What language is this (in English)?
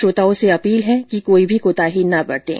Hindi